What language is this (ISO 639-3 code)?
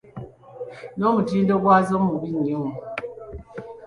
lug